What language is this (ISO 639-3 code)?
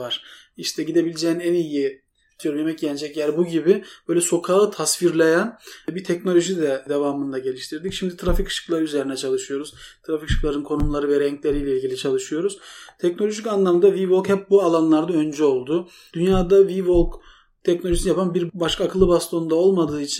tur